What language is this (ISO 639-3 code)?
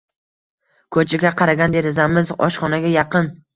uzb